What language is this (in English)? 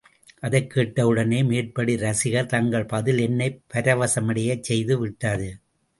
Tamil